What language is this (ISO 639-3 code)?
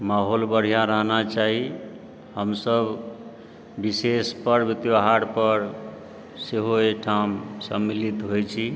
mai